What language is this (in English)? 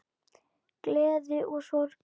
Icelandic